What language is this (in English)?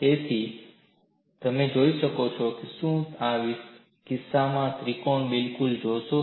Gujarati